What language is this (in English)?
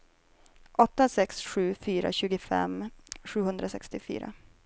Swedish